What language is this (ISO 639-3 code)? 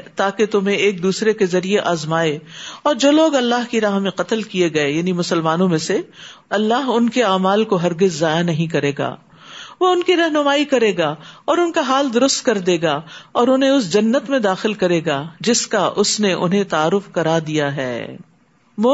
urd